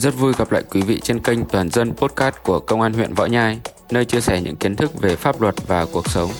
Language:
Vietnamese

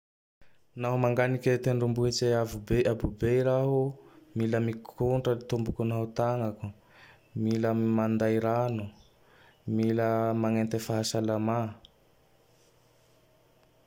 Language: Tandroy-Mahafaly Malagasy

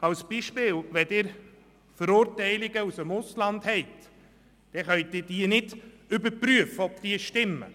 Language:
Swiss German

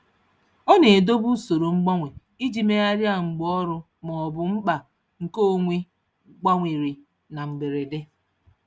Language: Igbo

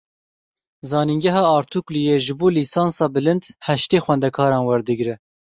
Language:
Kurdish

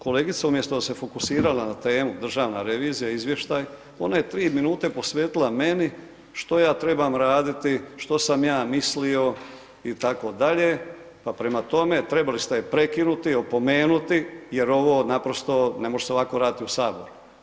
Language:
Croatian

